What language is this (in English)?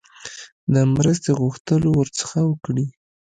Pashto